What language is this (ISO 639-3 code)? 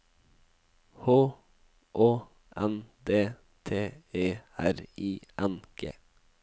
nor